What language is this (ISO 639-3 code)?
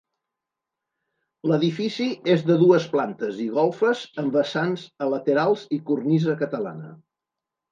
cat